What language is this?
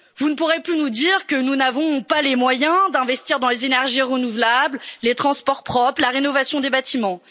French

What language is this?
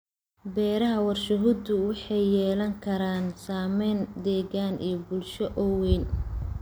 Somali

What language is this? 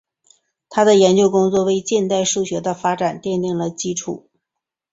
Chinese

